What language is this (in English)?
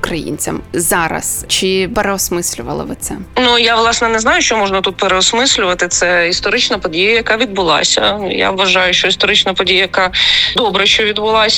Ukrainian